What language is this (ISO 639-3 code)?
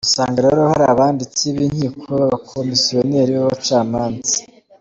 kin